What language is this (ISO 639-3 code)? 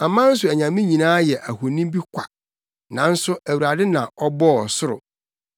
aka